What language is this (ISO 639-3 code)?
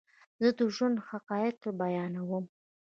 pus